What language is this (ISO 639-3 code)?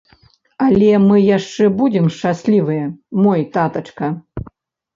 bel